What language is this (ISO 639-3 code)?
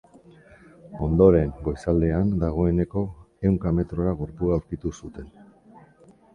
eus